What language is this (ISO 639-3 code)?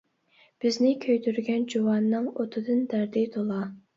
uig